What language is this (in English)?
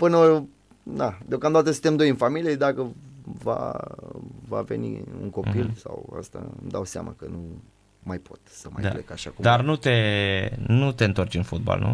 Romanian